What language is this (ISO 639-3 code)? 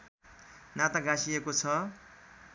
nep